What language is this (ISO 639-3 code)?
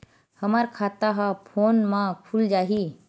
hne